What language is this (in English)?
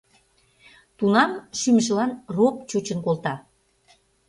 Mari